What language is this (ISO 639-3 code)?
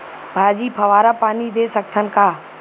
hne